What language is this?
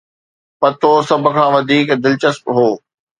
Sindhi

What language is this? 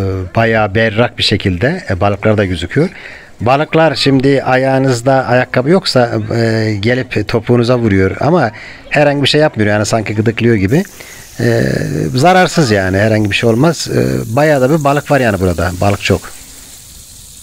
Turkish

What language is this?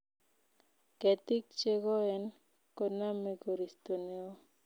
Kalenjin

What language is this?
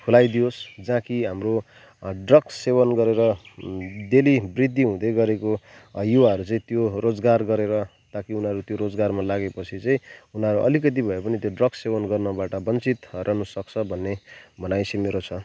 Nepali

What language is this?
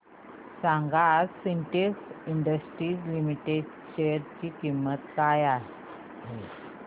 Marathi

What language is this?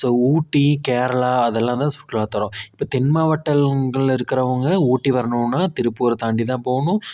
Tamil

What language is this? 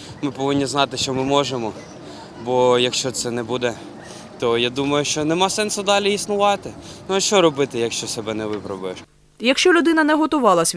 Ukrainian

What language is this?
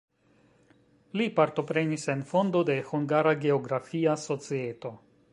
Esperanto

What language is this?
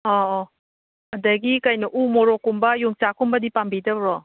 Manipuri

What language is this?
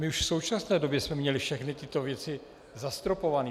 Czech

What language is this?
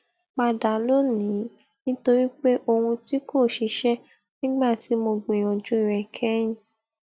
Yoruba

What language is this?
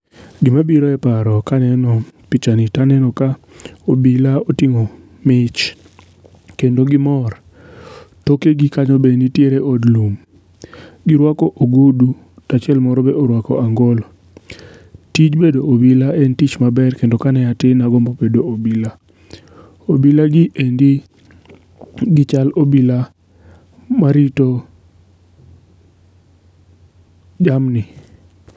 Luo (Kenya and Tanzania)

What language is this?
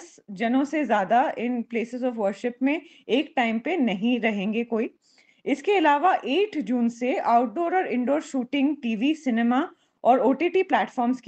Hindi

